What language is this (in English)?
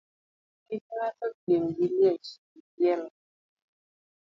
Luo (Kenya and Tanzania)